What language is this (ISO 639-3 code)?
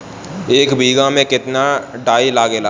bho